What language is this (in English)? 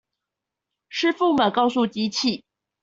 Chinese